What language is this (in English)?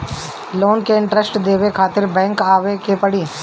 Bhojpuri